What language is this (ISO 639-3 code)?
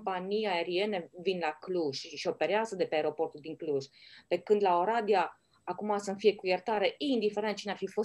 ron